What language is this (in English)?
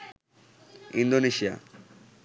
Bangla